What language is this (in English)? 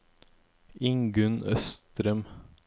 Norwegian